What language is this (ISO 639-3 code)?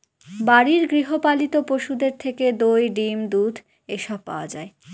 ben